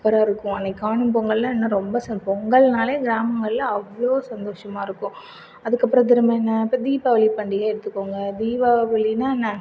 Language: Tamil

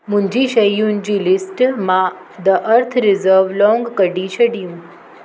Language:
Sindhi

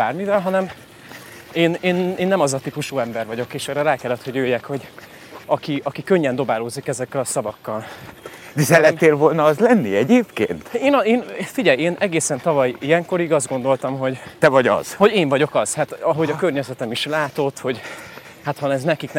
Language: Hungarian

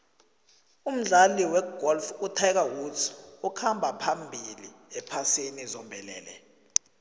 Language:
South Ndebele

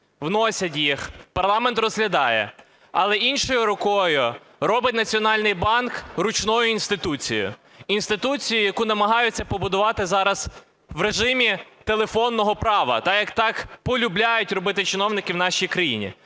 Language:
Ukrainian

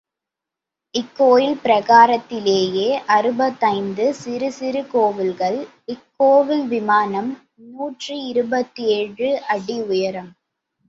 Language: Tamil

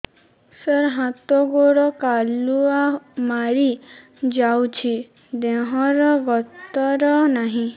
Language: Odia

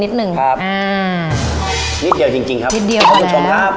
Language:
Thai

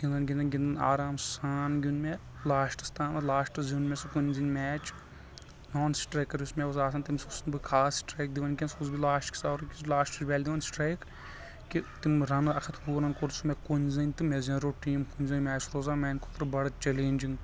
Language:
Kashmiri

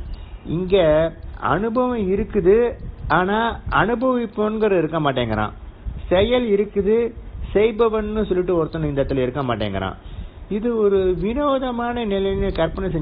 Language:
English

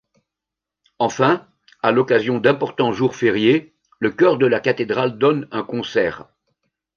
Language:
French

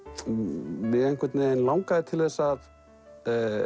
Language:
Icelandic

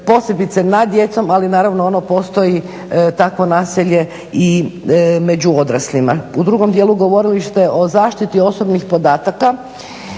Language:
Croatian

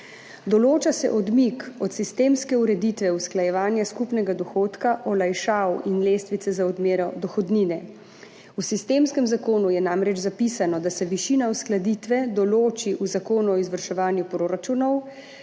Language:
Slovenian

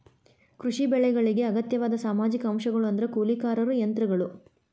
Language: Kannada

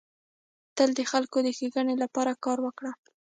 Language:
Pashto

